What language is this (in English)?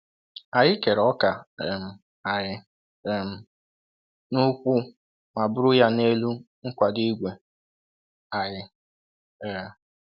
Igbo